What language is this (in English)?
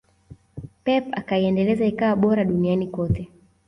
Swahili